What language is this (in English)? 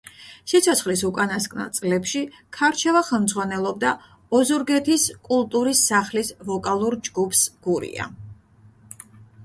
Georgian